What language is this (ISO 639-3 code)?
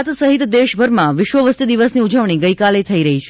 guj